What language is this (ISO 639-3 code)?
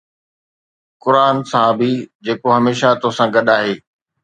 snd